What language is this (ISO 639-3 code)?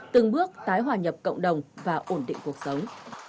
vie